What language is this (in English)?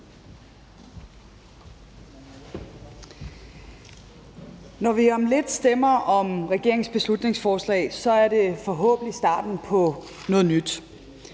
Danish